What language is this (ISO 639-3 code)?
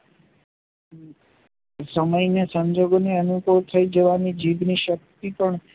guj